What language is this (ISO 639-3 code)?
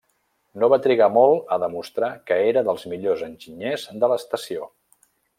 cat